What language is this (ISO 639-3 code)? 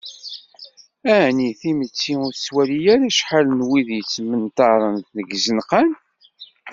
kab